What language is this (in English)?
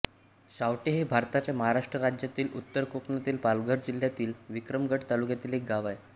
Marathi